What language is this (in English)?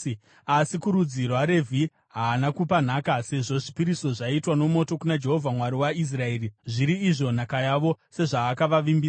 Shona